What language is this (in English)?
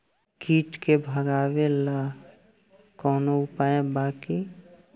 Bhojpuri